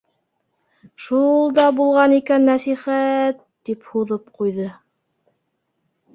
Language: Bashkir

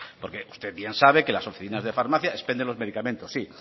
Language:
Spanish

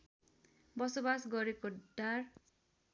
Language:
Nepali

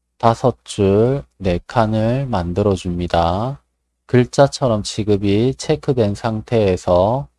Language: Korean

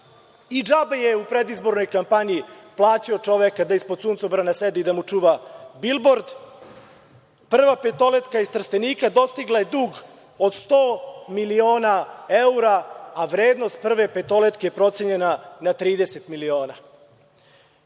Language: Serbian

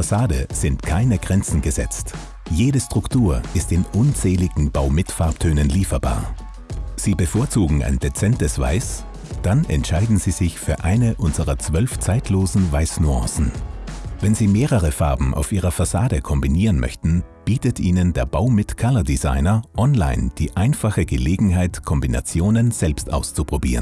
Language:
German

